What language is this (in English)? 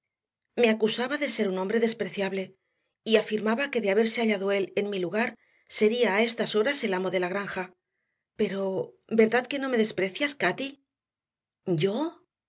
Spanish